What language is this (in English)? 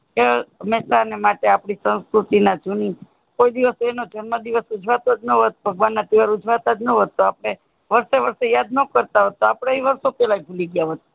Gujarati